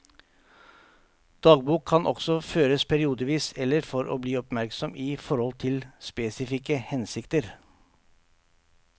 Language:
Norwegian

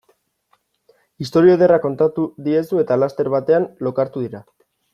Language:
Basque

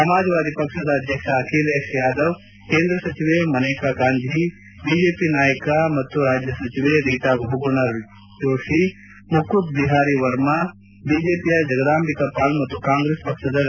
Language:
Kannada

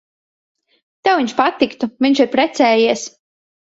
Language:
Latvian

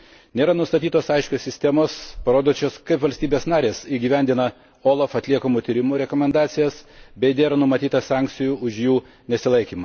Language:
Lithuanian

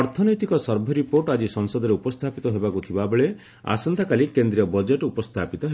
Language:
Odia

